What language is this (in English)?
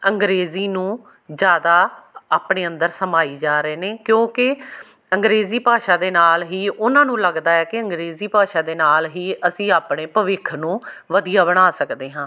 Punjabi